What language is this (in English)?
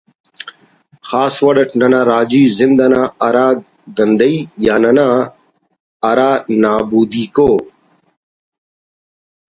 Brahui